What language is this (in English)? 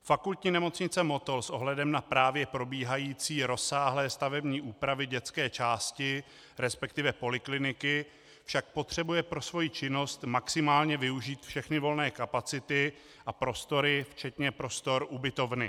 Czech